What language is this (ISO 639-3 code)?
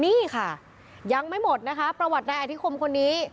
tha